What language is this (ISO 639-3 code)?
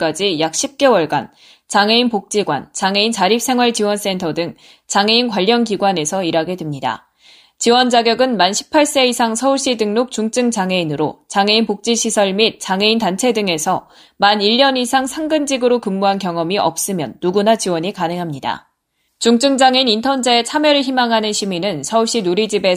kor